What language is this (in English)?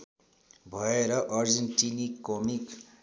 Nepali